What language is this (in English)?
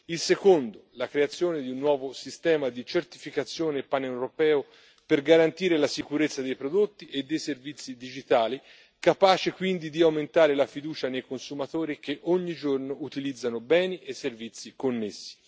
Italian